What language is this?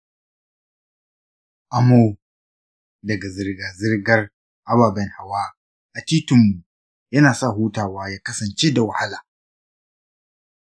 Hausa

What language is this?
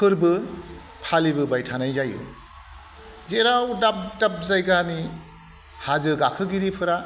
Bodo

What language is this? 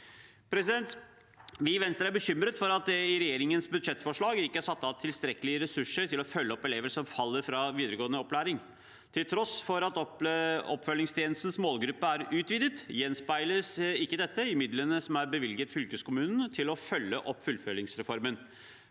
Norwegian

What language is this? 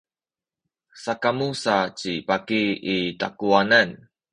Sakizaya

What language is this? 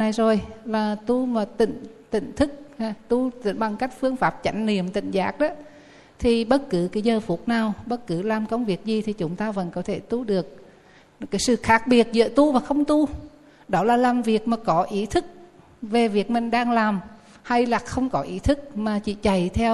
Vietnamese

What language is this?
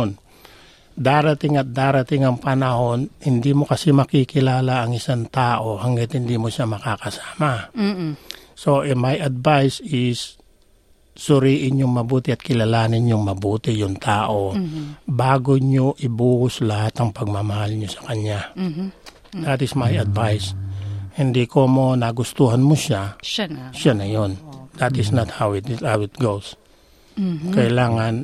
Filipino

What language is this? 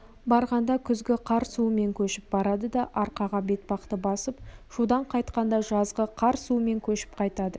Kazakh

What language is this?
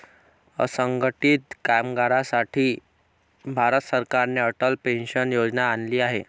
Marathi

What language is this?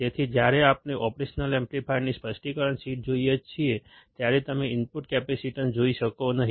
Gujarati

